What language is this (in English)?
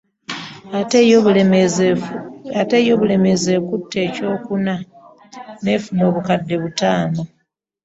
Ganda